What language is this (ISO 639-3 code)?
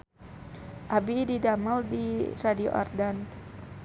sun